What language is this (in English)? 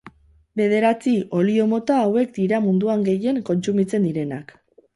Basque